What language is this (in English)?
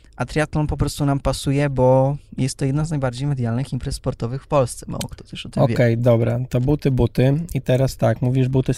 Polish